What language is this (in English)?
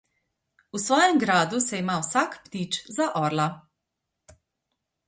Slovenian